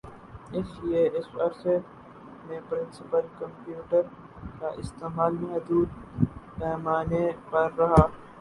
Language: Urdu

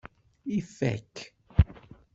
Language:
Kabyle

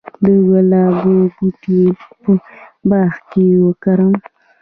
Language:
Pashto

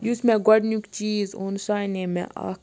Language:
Kashmiri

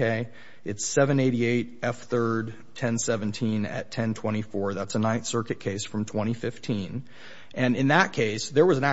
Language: English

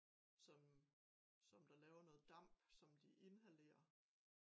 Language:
Danish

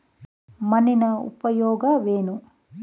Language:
Kannada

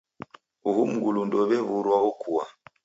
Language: Taita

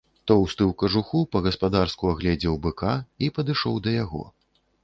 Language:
Belarusian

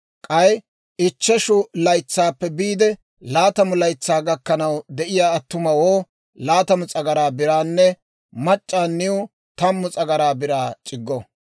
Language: Dawro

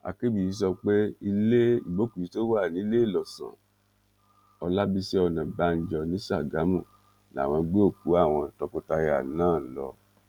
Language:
Yoruba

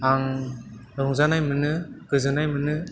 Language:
Bodo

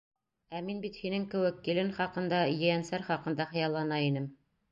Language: Bashkir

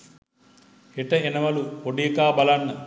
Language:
Sinhala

